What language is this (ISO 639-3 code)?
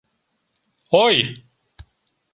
chm